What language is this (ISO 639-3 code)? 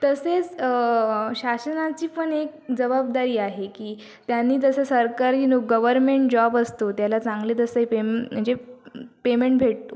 mar